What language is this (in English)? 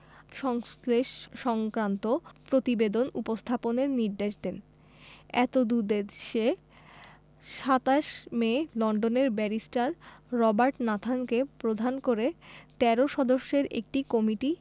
Bangla